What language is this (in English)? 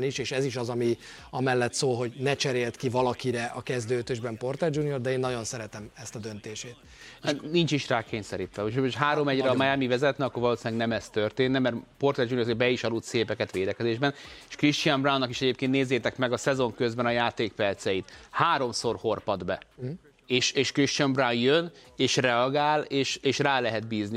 Hungarian